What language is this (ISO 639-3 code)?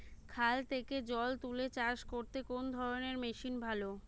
ben